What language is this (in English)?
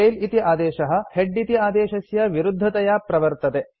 Sanskrit